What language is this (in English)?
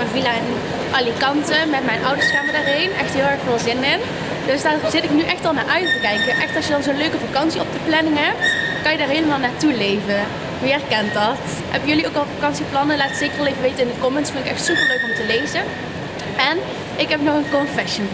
Dutch